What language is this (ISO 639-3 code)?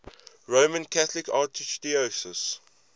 eng